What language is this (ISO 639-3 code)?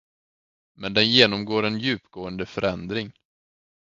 swe